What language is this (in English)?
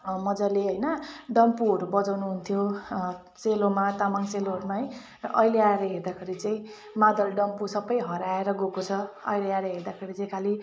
Nepali